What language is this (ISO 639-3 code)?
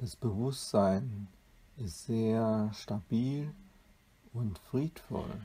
deu